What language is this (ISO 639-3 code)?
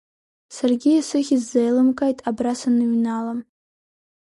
abk